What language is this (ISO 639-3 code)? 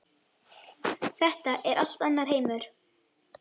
isl